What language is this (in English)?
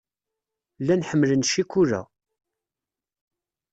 Kabyle